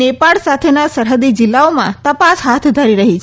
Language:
Gujarati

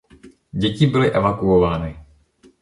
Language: Czech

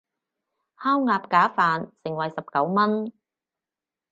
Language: Cantonese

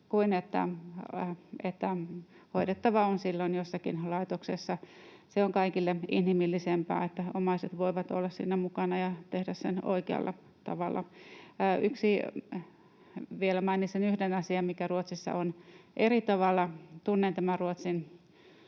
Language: Finnish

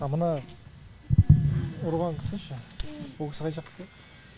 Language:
Kazakh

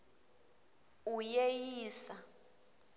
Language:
Swati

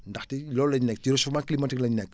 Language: Wolof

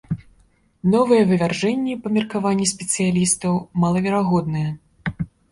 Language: Belarusian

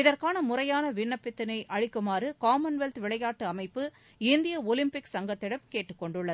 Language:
Tamil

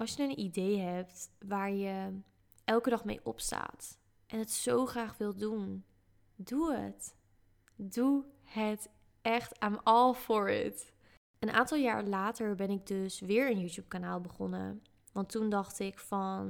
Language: Dutch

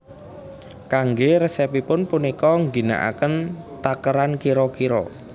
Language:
Javanese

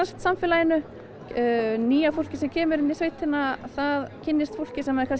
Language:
Icelandic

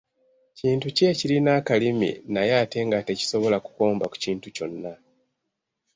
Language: Ganda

